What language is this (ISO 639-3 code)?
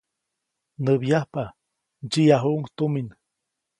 zoc